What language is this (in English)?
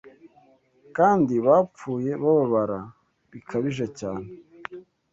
Kinyarwanda